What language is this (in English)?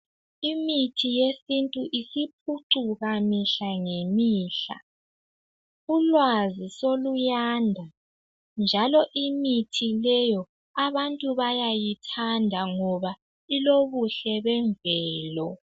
North Ndebele